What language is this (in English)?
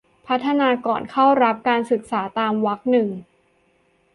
Thai